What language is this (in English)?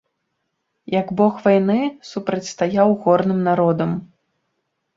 Belarusian